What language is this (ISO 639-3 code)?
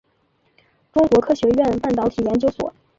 zho